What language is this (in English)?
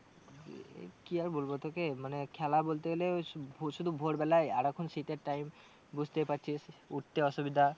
Bangla